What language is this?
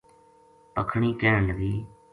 Gujari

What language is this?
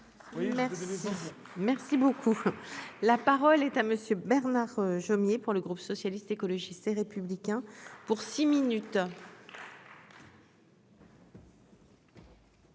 French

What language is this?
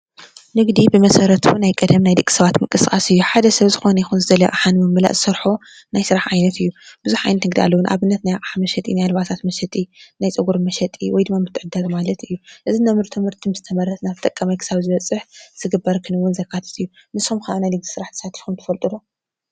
Tigrinya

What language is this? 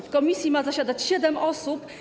Polish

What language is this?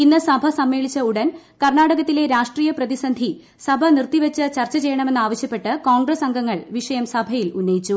Malayalam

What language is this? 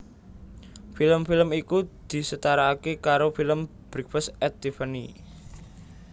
Javanese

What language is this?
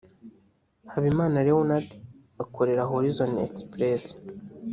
Kinyarwanda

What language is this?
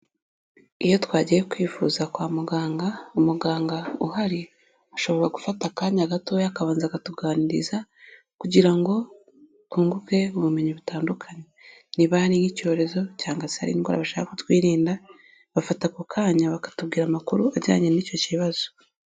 Kinyarwanda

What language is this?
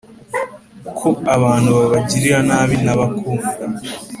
Kinyarwanda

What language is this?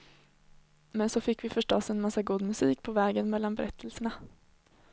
Swedish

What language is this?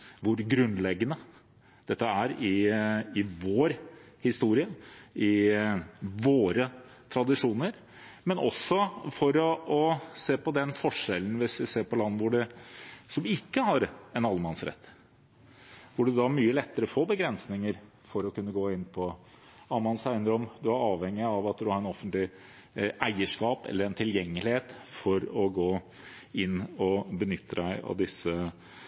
Norwegian Bokmål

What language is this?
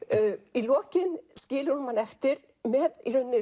Icelandic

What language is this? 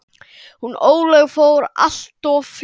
Icelandic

